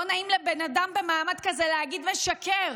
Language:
Hebrew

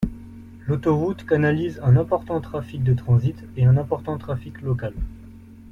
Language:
French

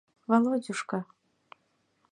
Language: Mari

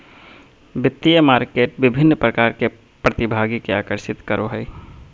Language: Magahi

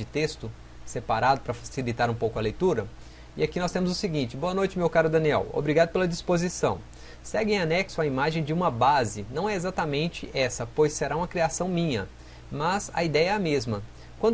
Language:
Portuguese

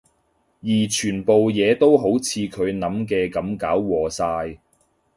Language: Cantonese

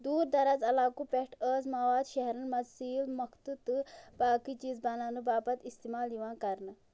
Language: Kashmiri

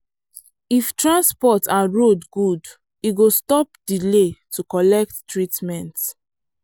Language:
Nigerian Pidgin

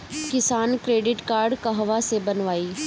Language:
Bhojpuri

